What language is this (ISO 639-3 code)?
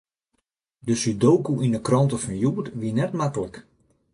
fry